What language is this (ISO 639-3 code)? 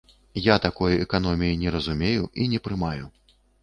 bel